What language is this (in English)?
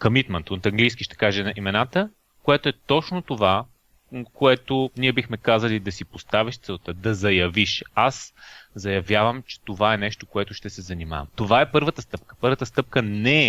Bulgarian